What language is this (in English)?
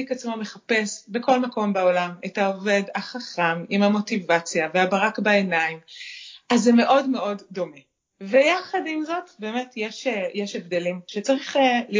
Hebrew